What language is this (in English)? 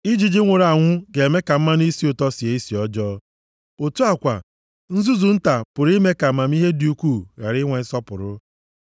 Igbo